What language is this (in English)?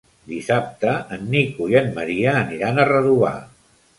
Catalan